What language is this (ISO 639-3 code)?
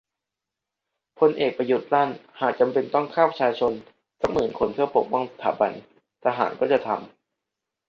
tha